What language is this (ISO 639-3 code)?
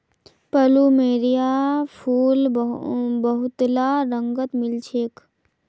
mag